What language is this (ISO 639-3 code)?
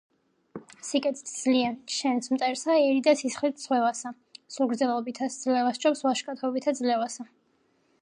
kat